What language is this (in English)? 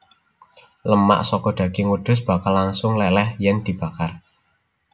Javanese